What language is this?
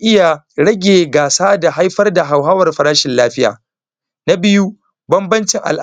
Hausa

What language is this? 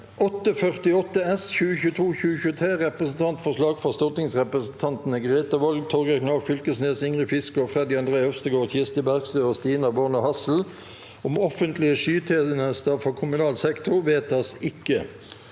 Norwegian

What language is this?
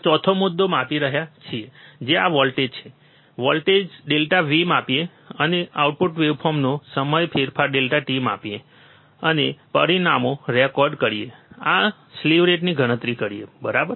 Gujarati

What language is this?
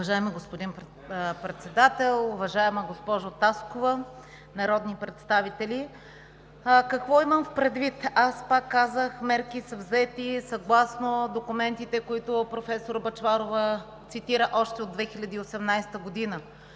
Bulgarian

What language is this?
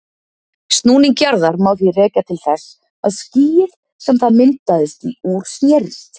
Icelandic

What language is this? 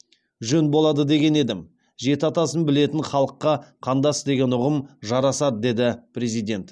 Kazakh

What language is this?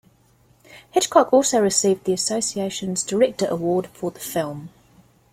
English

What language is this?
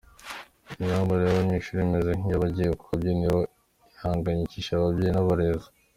Kinyarwanda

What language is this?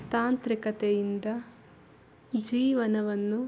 Kannada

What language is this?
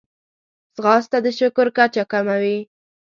Pashto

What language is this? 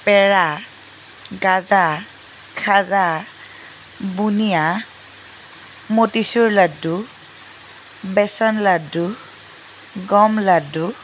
Assamese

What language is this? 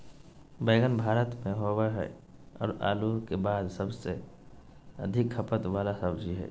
Magahi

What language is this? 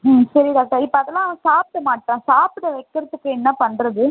Tamil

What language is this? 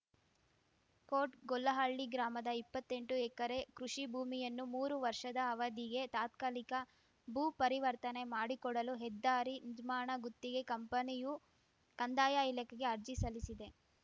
Kannada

